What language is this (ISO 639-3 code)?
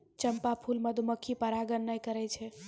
mai